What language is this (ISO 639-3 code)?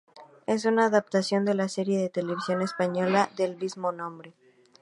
spa